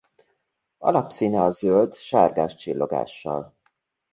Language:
Hungarian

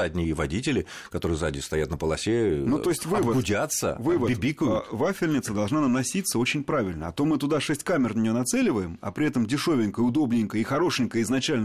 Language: Russian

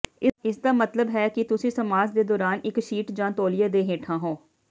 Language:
Punjabi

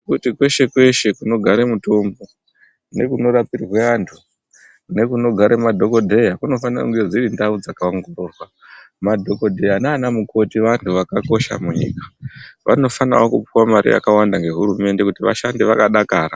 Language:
Ndau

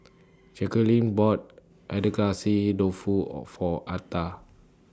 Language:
English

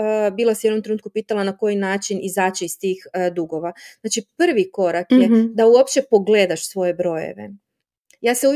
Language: Croatian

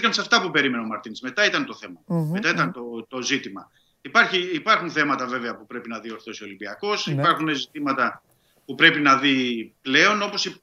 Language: Greek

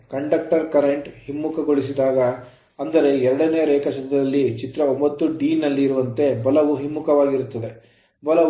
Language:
Kannada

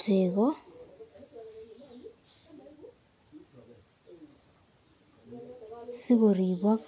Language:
Kalenjin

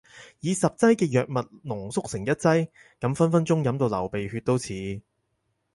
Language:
Cantonese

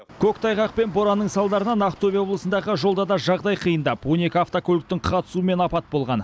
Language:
Kazakh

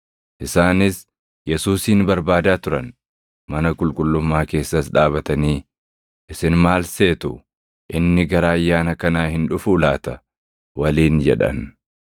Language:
Oromo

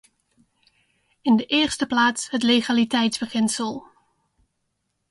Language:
Dutch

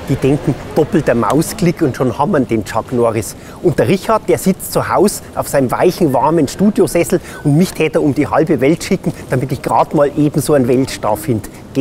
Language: German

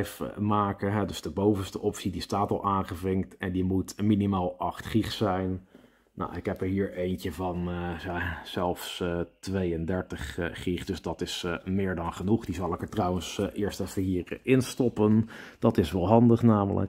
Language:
Dutch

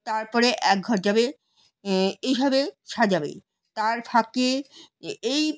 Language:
Bangla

